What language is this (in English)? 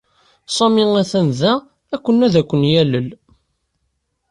Kabyle